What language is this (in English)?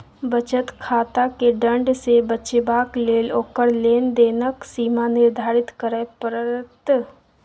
Maithili